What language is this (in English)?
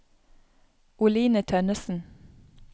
Norwegian